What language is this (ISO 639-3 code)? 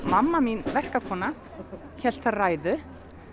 isl